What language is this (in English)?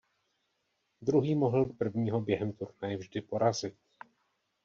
Czech